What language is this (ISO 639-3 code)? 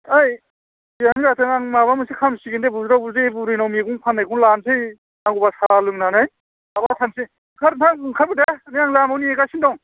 brx